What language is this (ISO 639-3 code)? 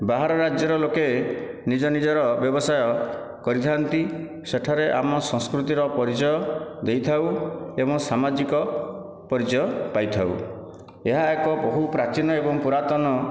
ori